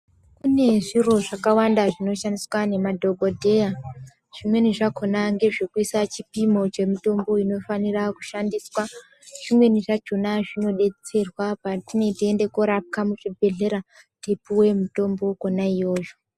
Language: Ndau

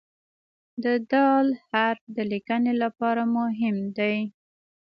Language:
Pashto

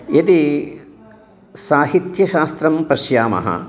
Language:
Sanskrit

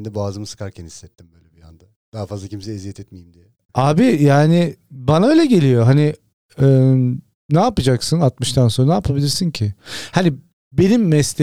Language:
Turkish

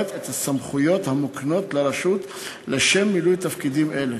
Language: Hebrew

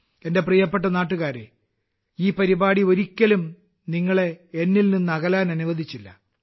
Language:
Malayalam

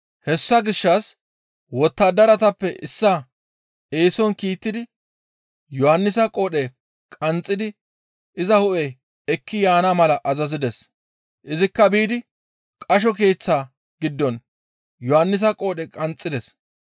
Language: Gamo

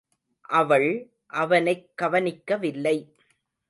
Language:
Tamil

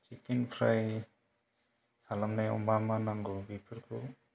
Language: Bodo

